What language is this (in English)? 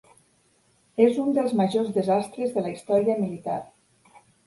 Catalan